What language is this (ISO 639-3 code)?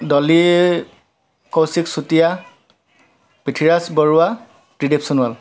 asm